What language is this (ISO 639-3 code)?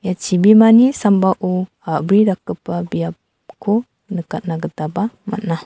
grt